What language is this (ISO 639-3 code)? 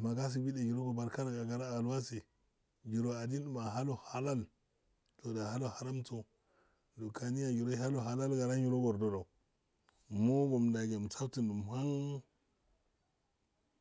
aal